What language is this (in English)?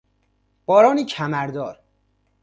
Persian